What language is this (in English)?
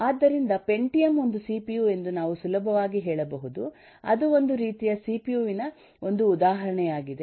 Kannada